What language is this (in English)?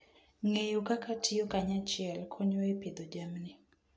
Luo (Kenya and Tanzania)